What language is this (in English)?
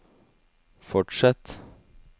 Norwegian